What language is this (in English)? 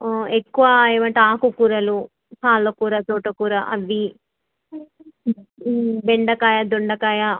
Telugu